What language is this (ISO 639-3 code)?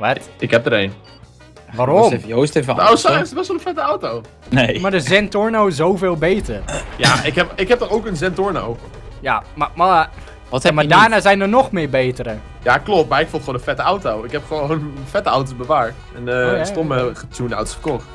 nld